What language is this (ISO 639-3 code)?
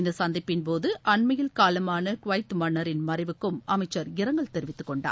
tam